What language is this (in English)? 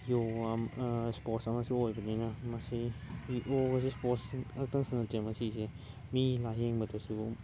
Manipuri